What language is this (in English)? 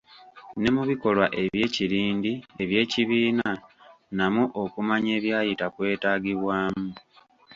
Ganda